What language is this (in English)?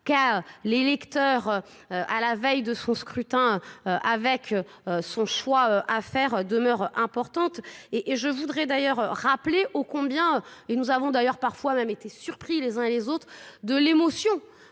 French